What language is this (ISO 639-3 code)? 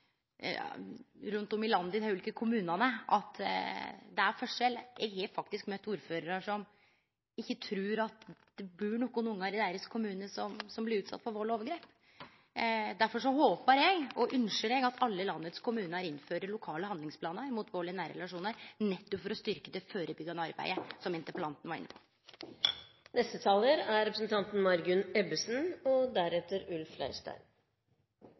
nor